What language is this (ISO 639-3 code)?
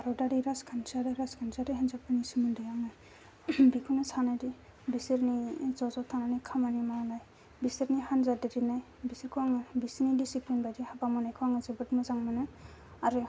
brx